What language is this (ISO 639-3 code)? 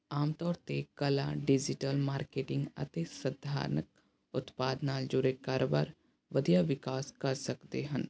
pan